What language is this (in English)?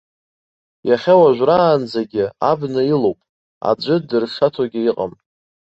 Abkhazian